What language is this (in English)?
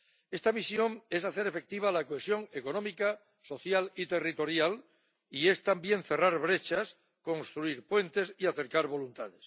Spanish